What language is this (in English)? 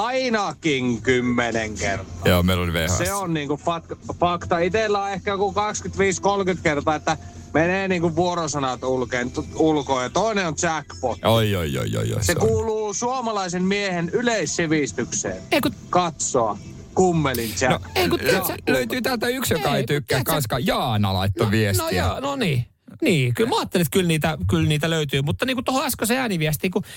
Finnish